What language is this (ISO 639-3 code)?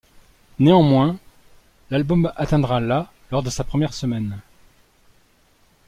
fra